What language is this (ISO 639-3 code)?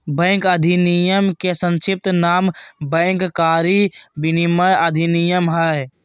mag